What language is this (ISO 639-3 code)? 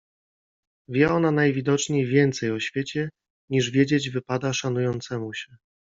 pol